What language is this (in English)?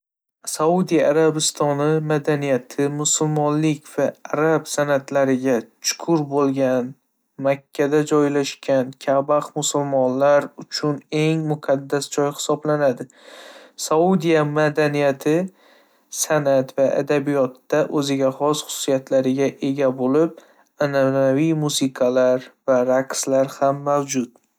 Uzbek